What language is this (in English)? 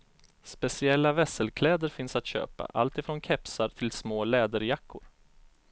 Swedish